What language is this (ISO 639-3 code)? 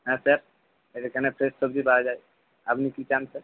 ben